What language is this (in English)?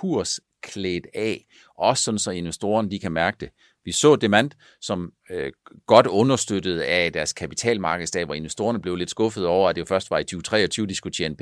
Danish